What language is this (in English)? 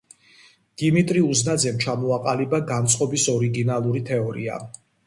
Georgian